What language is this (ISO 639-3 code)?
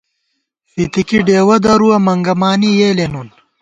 gwt